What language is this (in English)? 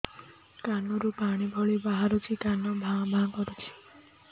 Odia